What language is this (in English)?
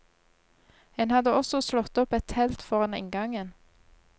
Norwegian